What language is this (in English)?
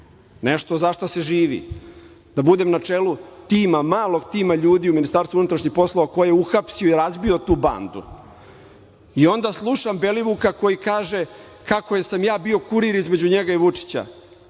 Serbian